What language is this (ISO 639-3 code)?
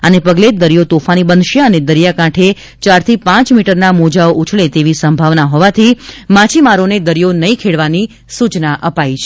guj